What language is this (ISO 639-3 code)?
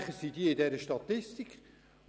gsw